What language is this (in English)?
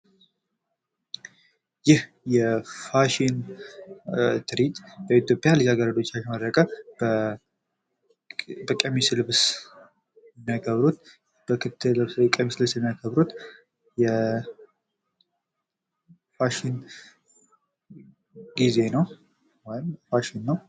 Amharic